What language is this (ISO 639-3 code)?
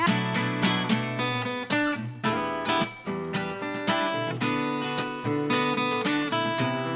ben